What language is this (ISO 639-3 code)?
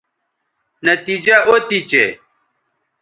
btv